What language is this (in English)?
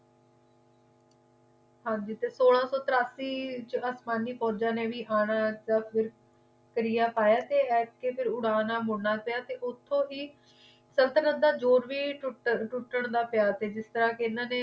Punjabi